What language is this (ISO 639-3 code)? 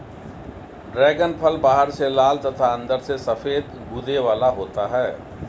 hin